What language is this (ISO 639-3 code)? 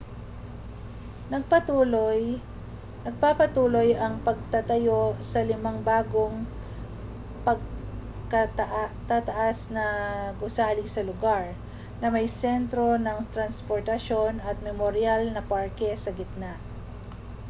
fil